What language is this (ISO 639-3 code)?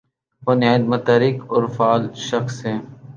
urd